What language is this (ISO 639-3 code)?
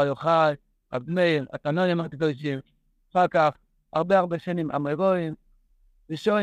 heb